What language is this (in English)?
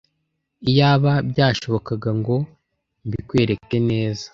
Kinyarwanda